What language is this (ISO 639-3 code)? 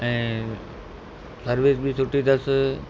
snd